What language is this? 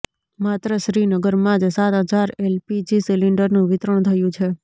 Gujarati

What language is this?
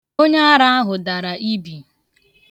Igbo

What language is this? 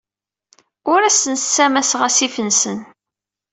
Kabyle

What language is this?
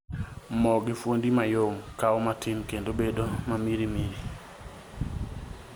Luo (Kenya and Tanzania)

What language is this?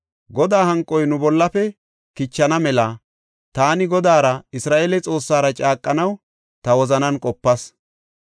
Gofa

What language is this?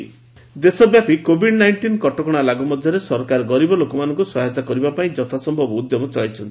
Odia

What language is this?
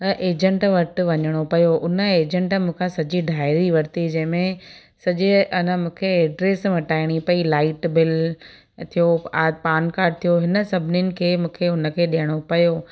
Sindhi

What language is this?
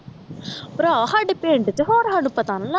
Punjabi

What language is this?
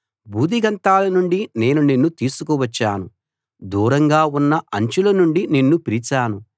Telugu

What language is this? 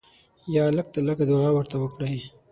Pashto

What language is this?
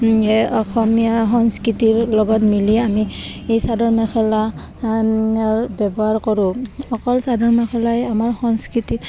Assamese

